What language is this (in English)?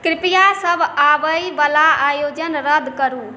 Maithili